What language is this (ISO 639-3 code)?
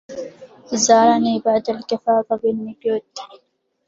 ara